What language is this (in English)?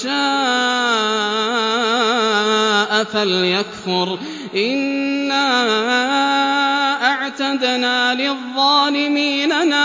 Arabic